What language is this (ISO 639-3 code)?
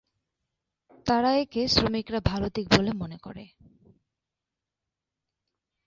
ben